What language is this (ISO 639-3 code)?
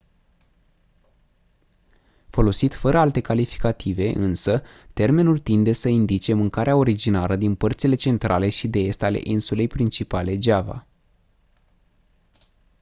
ron